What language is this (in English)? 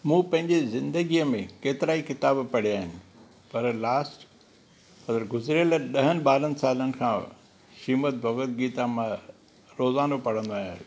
Sindhi